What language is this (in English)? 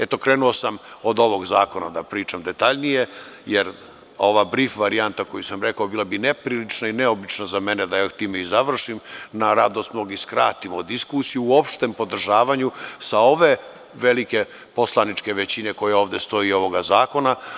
Serbian